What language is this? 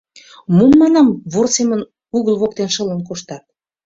Mari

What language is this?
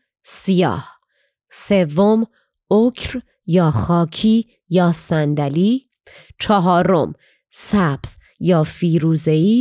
Persian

